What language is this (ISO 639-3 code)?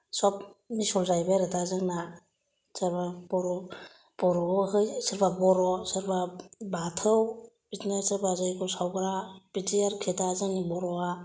brx